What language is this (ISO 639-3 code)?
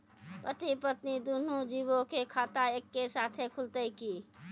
mai